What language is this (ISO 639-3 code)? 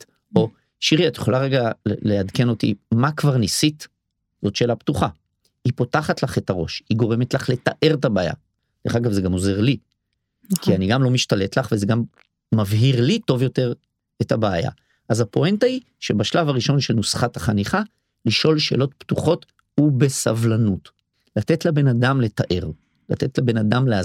heb